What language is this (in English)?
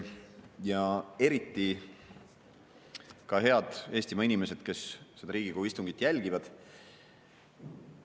Estonian